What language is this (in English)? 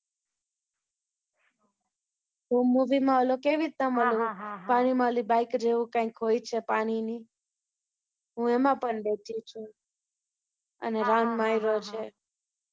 Gujarati